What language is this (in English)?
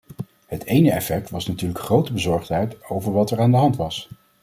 Dutch